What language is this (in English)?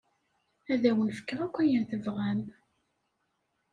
Kabyle